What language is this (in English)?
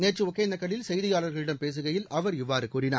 Tamil